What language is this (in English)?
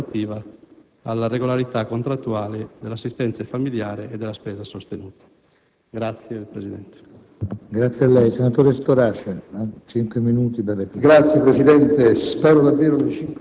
Italian